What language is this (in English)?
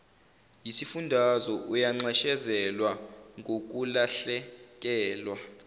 Zulu